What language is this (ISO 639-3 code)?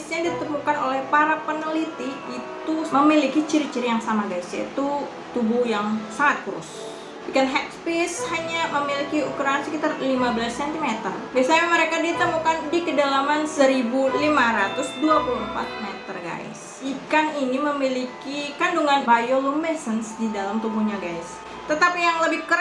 ind